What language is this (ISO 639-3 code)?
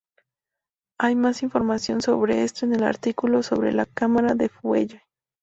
spa